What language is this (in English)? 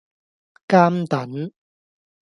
Cantonese